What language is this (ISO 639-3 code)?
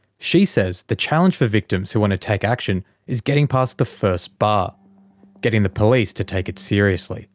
eng